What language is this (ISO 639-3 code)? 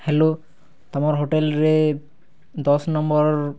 ori